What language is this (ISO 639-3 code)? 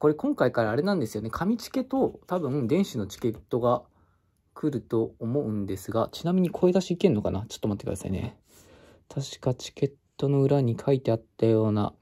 jpn